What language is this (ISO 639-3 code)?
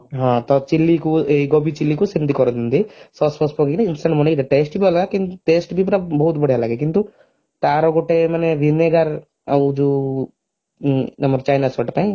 ori